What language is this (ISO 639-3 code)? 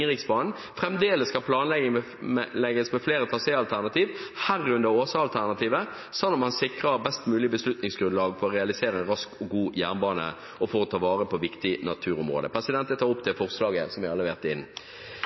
nob